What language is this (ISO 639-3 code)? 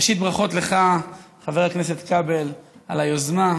heb